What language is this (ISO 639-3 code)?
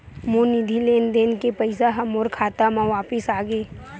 hne